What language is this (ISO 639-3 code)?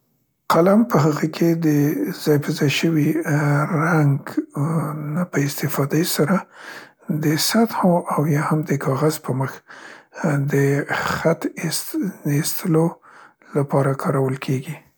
pst